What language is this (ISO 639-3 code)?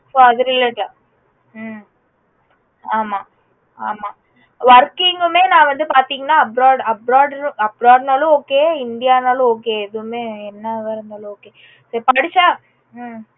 tam